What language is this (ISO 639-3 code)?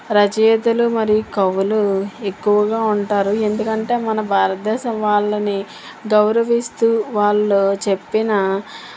tel